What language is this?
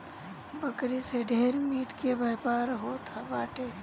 Bhojpuri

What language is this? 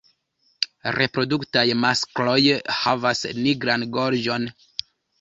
Esperanto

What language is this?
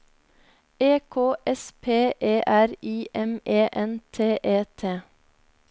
Norwegian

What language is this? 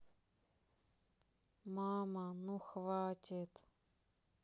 Russian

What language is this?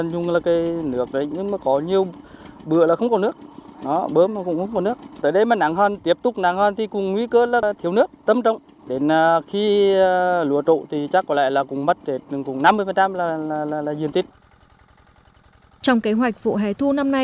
Vietnamese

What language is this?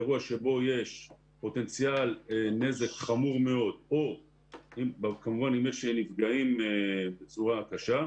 Hebrew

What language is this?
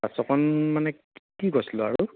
Assamese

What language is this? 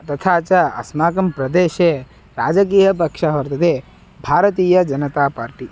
Sanskrit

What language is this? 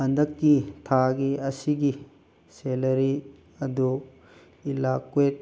Manipuri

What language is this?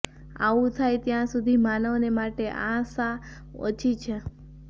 Gujarati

